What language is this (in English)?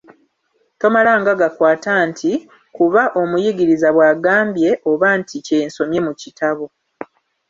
Ganda